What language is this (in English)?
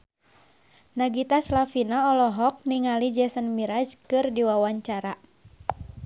Sundanese